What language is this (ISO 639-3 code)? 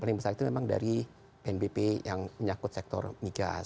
ind